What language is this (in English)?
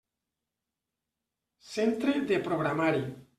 Catalan